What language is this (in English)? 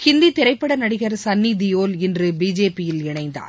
Tamil